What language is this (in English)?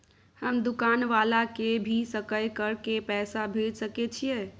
Maithili